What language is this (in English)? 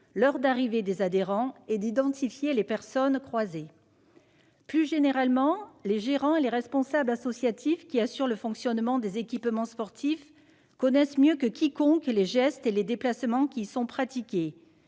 French